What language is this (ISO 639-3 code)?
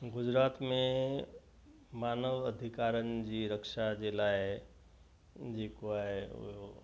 snd